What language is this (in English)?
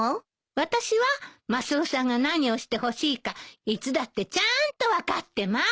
Japanese